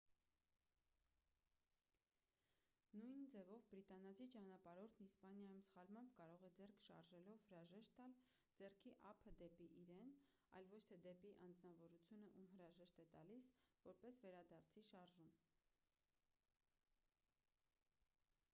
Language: Armenian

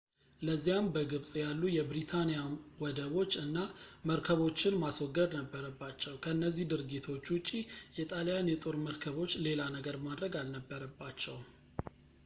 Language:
Amharic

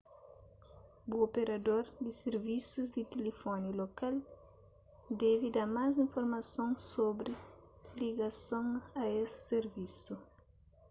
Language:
Kabuverdianu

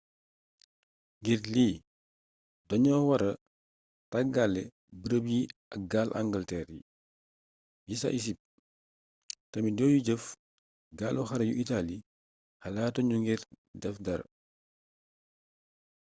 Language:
Wolof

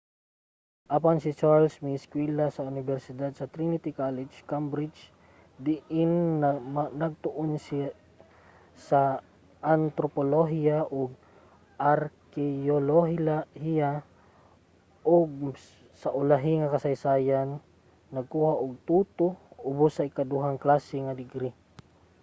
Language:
Cebuano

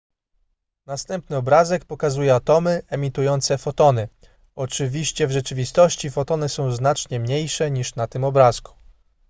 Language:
Polish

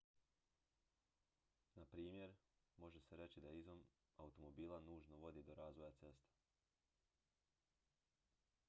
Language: Croatian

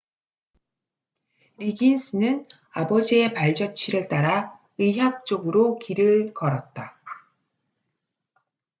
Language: Korean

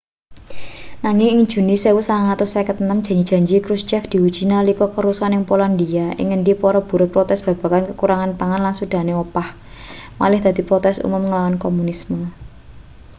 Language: Javanese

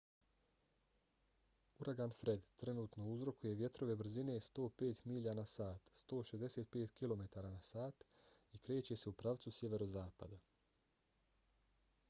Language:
Bosnian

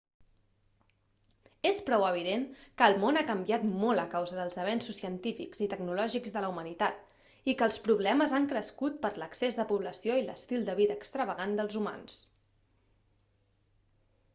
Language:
Catalan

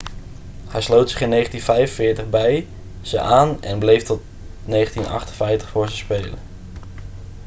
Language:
Dutch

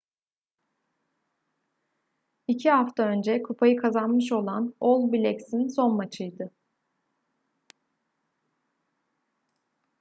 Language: Turkish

